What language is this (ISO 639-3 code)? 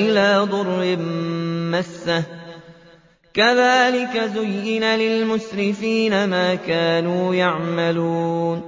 ara